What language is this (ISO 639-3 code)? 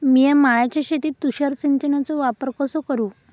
mar